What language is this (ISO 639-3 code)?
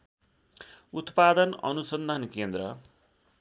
nep